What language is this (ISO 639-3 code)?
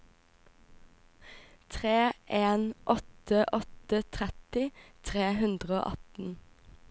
nor